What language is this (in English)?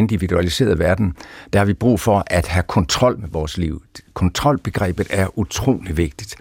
Danish